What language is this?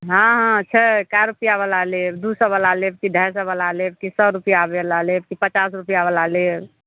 Maithili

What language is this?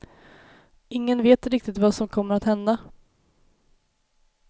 Swedish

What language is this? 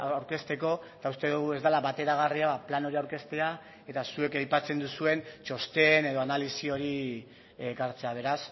Basque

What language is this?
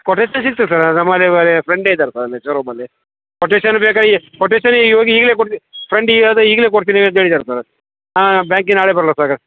Kannada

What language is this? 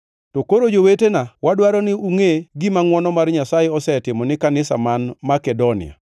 Luo (Kenya and Tanzania)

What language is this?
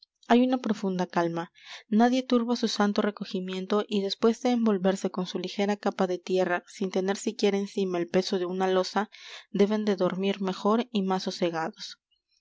Spanish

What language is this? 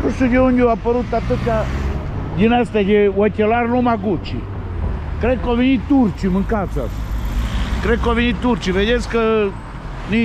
Romanian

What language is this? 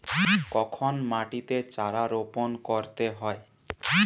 Bangla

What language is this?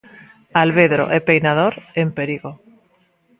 Galician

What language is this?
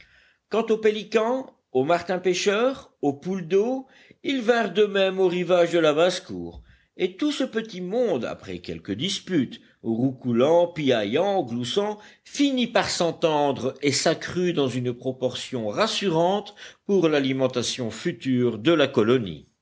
French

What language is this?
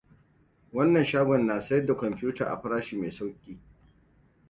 Hausa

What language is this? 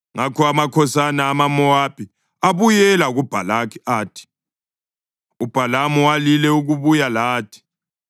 North Ndebele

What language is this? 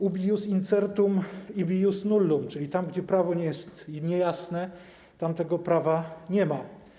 Polish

